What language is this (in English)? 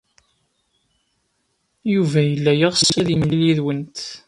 Kabyle